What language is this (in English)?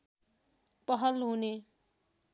Nepali